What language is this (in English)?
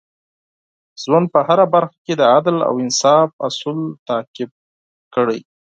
Pashto